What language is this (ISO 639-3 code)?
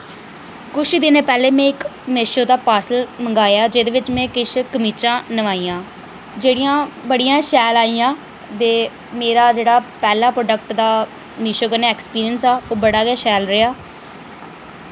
doi